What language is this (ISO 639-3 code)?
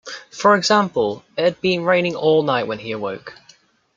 eng